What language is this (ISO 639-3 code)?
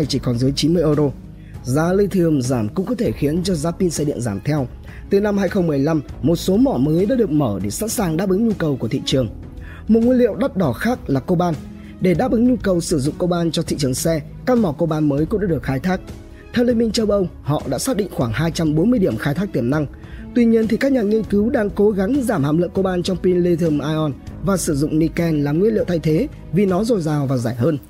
vie